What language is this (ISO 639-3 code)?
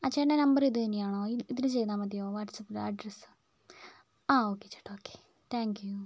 mal